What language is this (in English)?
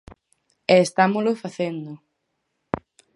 Galician